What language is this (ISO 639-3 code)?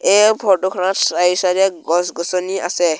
asm